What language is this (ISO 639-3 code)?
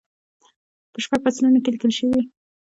pus